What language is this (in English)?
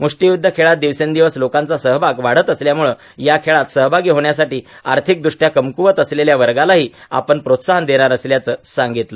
Marathi